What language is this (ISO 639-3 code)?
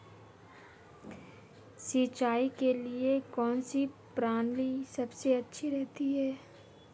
hin